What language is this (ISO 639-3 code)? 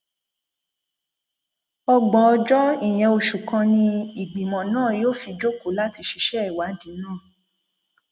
yor